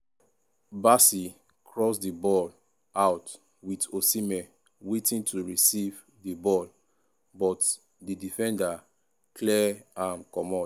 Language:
Nigerian Pidgin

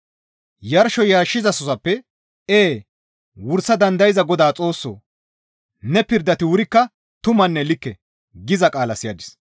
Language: Gamo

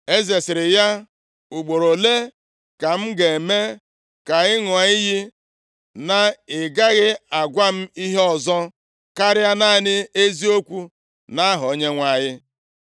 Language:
Igbo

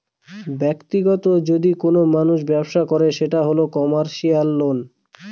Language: Bangla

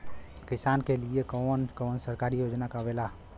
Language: Bhojpuri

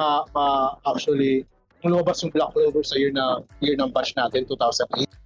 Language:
Filipino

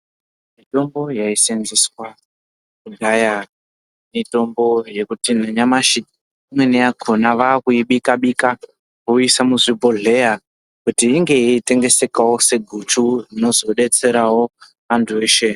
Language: Ndau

